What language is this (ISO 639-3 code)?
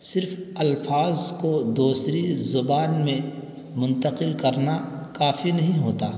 urd